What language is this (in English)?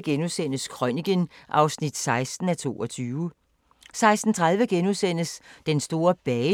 Danish